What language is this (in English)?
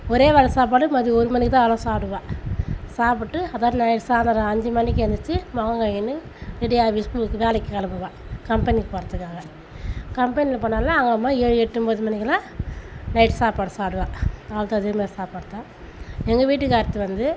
Tamil